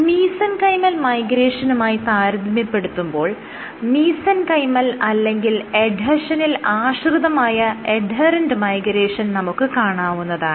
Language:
Malayalam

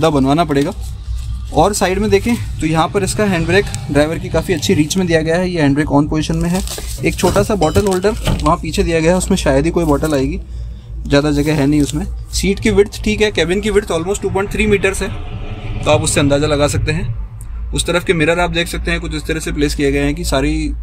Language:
Hindi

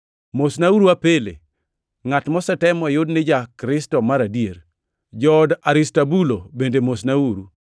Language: Luo (Kenya and Tanzania)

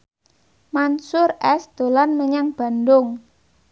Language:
Javanese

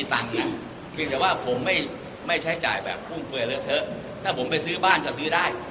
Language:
Thai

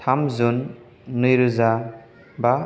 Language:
Bodo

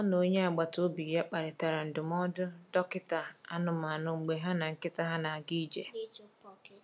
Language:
Igbo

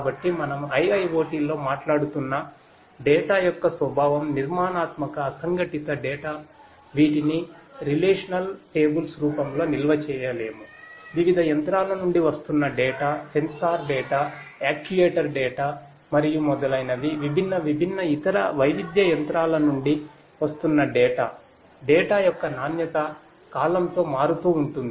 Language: Telugu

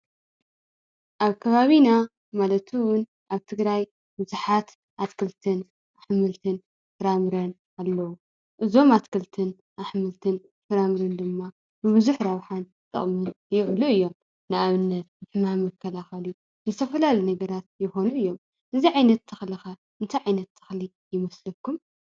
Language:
Tigrinya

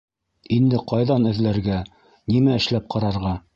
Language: Bashkir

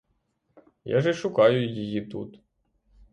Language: Ukrainian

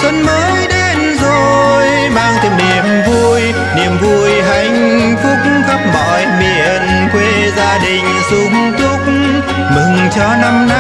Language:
Vietnamese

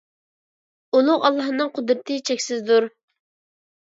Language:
Uyghur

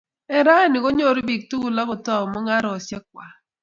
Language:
Kalenjin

